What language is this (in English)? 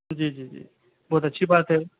Urdu